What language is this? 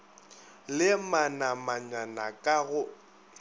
Northern Sotho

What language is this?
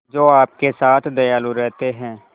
Hindi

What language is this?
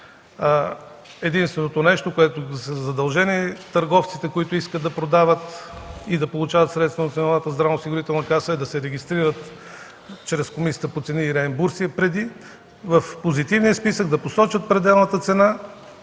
Bulgarian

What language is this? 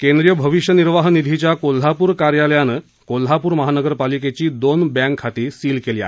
Marathi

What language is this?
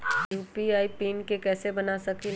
Magahi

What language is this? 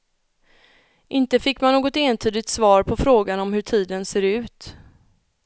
Swedish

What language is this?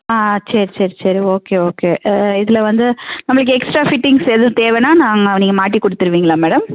Tamil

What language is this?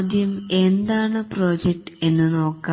Malayalam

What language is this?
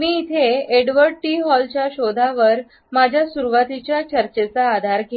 Marathi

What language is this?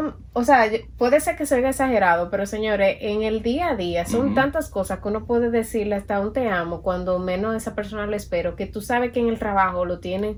Spanish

